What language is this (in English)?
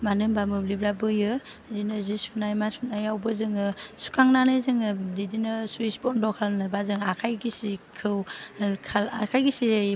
Bodo